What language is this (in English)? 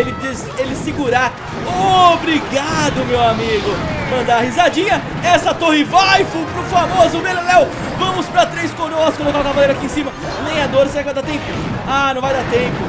Portuguese